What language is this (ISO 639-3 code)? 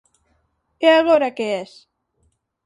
glg